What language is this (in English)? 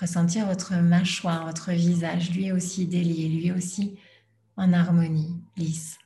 French